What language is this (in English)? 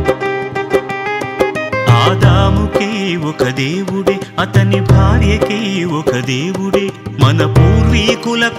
Telugu